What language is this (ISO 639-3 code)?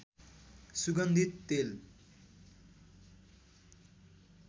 nep